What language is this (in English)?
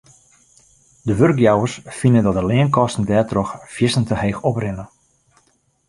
Western Frisian